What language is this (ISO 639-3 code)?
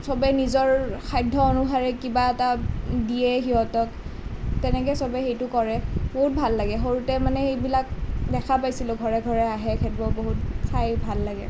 asm